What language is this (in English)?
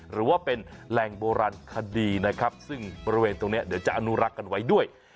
Thai